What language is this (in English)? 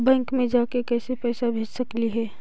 Magahi